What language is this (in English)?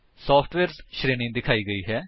Punjabi